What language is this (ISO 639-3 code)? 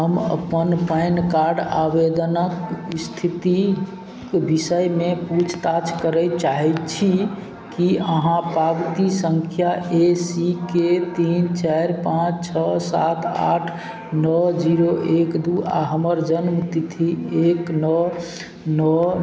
mai